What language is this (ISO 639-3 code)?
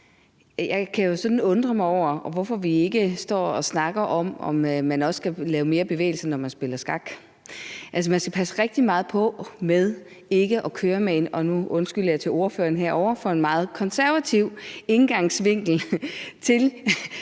dan